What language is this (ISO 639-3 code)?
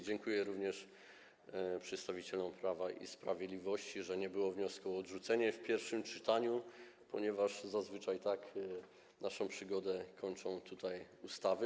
pol